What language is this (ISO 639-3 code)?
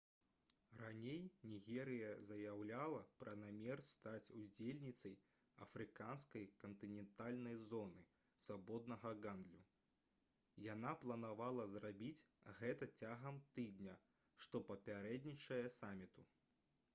bel